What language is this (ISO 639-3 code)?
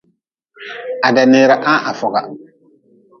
nmz